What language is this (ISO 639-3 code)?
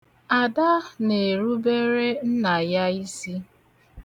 ibo